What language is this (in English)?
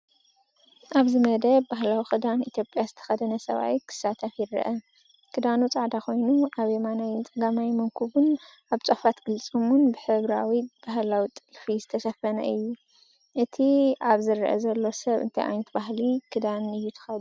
Tigrinya